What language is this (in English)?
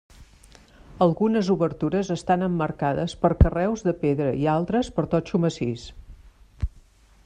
Catalan